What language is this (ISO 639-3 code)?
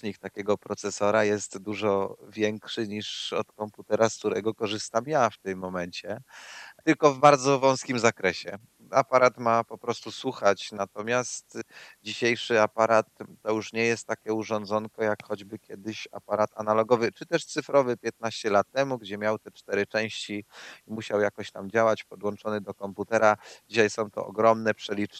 pol